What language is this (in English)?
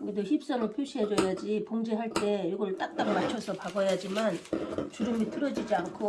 Korean